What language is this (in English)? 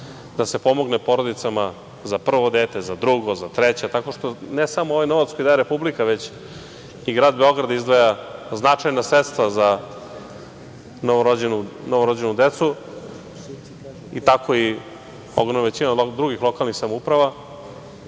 Serbian